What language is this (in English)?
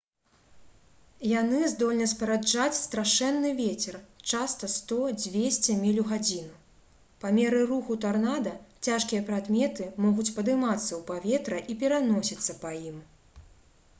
Belarusian